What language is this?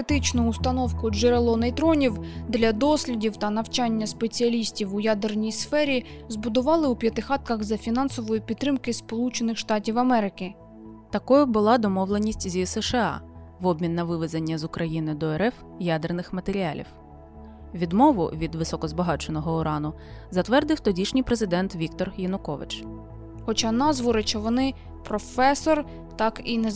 Ukrainian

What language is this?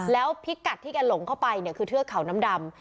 Thai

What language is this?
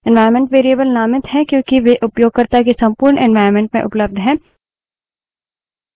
Hindi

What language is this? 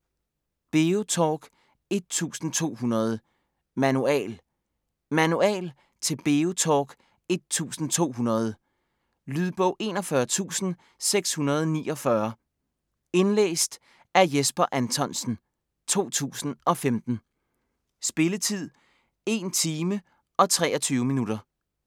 Danish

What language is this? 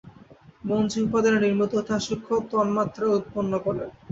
Bangla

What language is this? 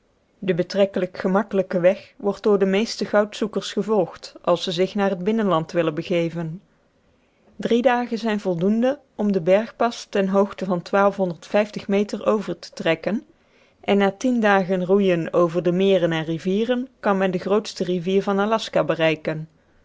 Dutch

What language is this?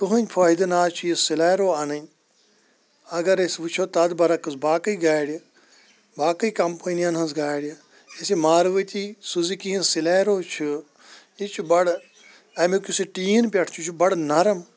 Kashmiri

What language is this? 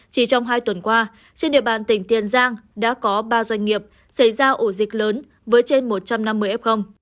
Vietnamese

